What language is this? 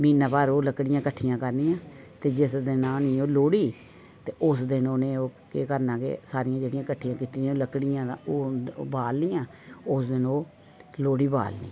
Dogri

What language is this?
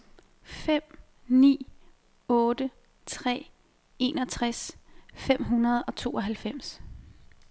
Danish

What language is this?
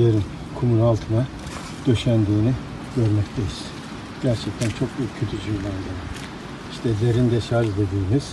Turkish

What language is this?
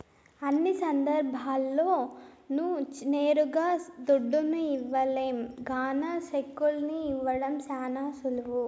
Telugu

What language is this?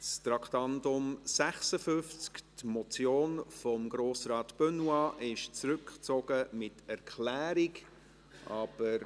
Swiss German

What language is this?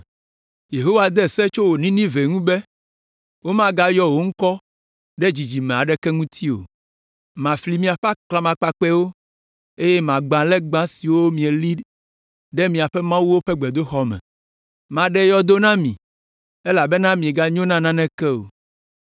Ewe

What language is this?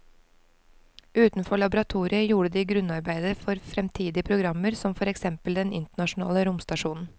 Norwegian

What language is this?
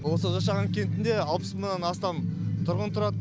Kazakh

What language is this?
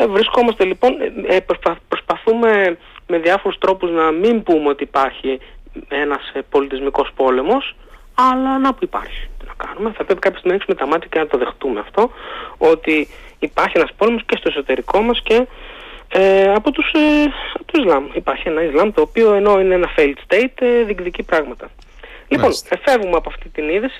Greek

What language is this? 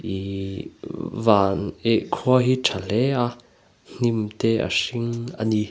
Mizo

